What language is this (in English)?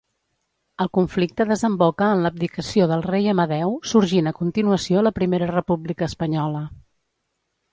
Catalan